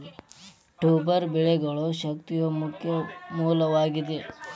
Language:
Kannada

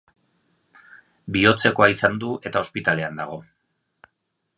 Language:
Basque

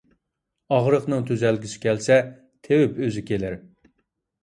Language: Uyghur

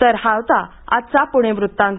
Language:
Marathi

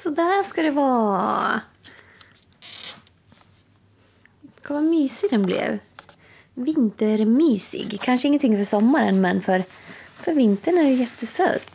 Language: Swedish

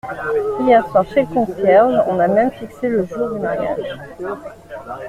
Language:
French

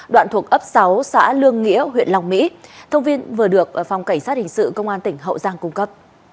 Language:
Vietnamese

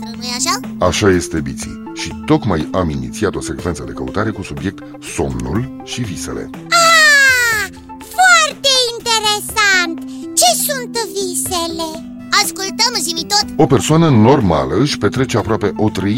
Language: Romanian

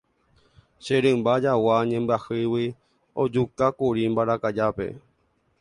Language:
Guarani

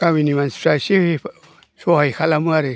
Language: Bodo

